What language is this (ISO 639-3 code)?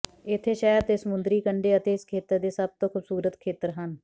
pan